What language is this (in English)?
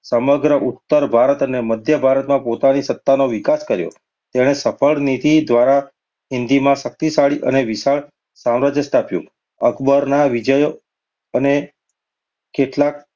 Gujarati